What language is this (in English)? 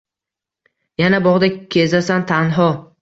Uzbek